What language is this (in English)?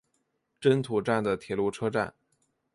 Chinese